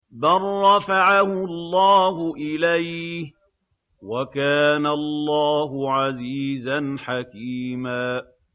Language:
Arabic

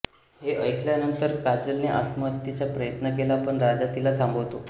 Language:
Marathi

